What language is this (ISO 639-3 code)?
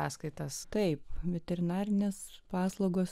lit